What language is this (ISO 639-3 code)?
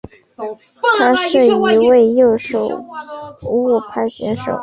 zho